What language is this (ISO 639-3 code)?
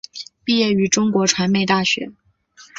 zho